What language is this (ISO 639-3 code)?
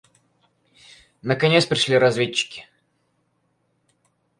rus